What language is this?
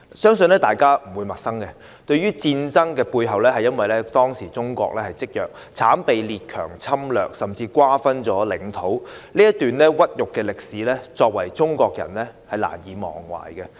Cantonese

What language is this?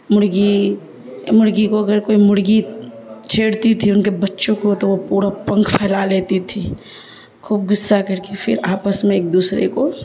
Urdu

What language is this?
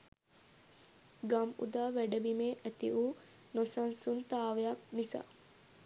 Sinhala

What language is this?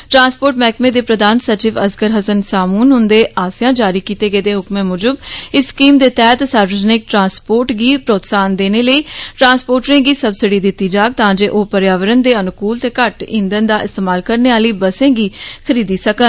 Dogri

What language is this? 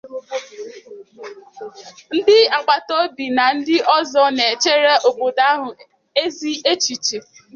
Igbo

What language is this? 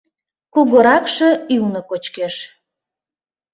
Mari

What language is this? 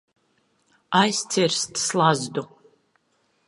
Latvian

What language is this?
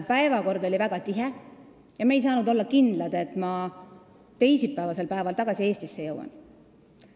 Estonian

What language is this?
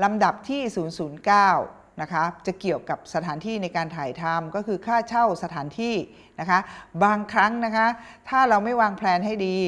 Thai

